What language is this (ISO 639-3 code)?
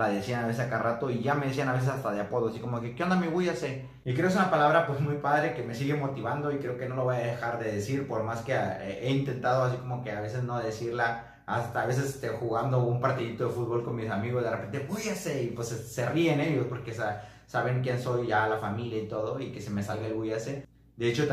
spa